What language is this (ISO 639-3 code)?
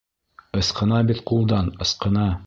bak